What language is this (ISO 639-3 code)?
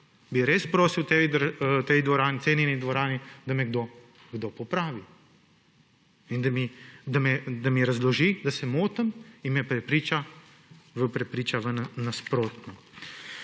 slv